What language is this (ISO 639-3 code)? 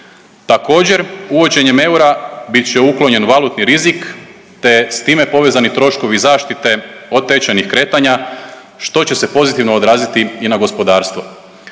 hrv